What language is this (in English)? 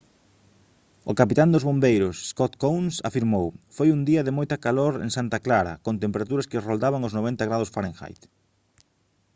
Galician